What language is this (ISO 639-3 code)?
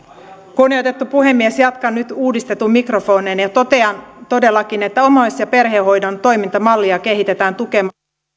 fin